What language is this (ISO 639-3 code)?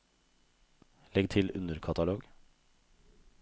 nor